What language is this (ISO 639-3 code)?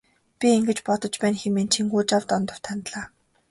mon